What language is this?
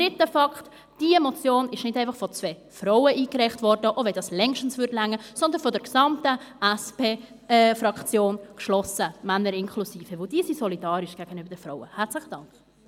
Swiss German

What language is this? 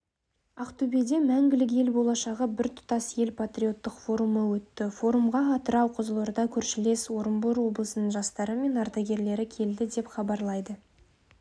Kazakh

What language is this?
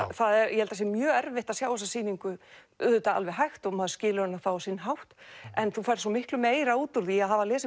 Icelandic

